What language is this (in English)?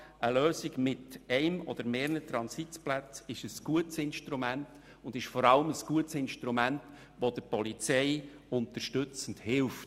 Swiss German